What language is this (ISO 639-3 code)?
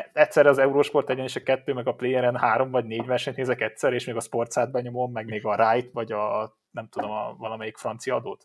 hun